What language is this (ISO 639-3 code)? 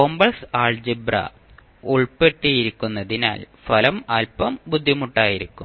mal